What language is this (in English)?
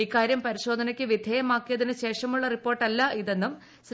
Malayalam